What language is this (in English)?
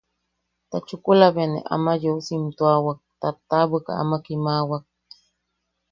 Yaqui